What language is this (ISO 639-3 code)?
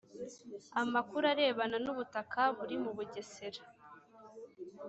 kin